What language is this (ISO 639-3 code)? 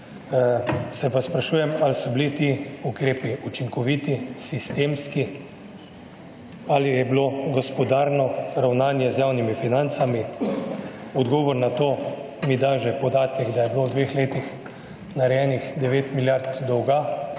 slv